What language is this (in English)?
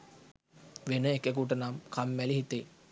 Sinhala